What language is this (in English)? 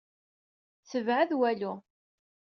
Kabyle